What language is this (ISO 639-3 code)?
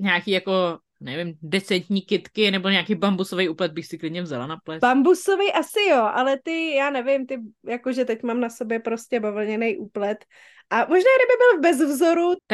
ces